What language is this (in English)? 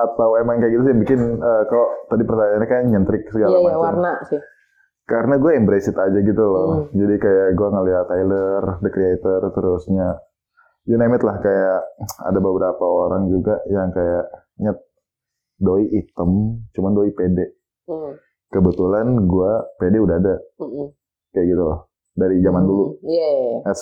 Indonesian